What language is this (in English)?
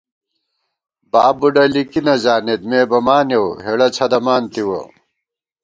Gawar-Bati